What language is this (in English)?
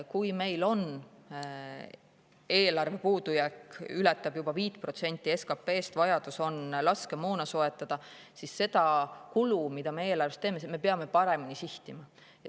Estonian